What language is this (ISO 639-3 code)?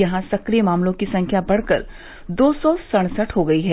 hin